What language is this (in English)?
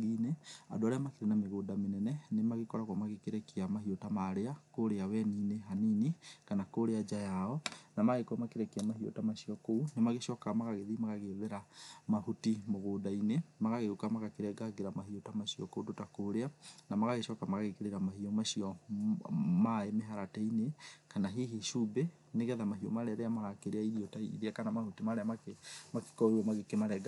Kikuyu